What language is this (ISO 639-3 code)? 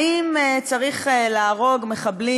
heb